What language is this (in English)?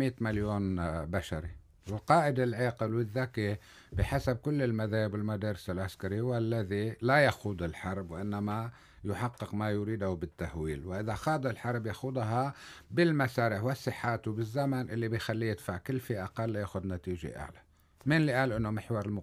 Arabic